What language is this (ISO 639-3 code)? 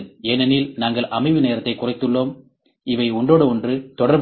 tam